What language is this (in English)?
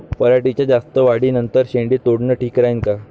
Marathi